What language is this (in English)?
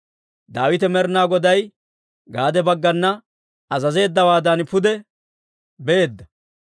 Dawro